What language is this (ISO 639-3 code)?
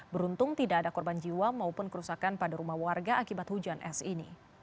ind